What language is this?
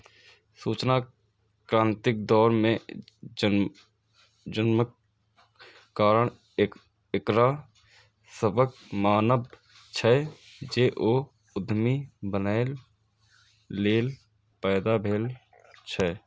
Maithili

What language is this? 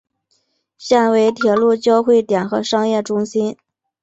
Chinese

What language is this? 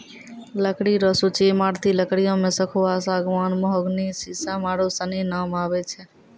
Maithili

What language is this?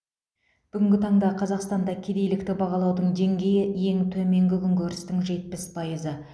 Kazakh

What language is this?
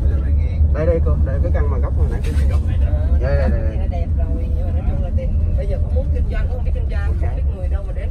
Vietnamese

